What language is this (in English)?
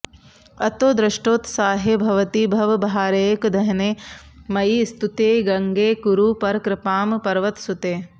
Sanskrit